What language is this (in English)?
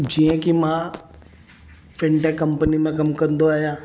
Sindhi